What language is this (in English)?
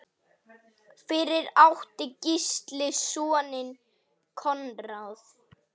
Icelandic